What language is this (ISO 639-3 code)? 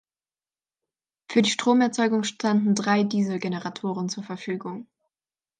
deu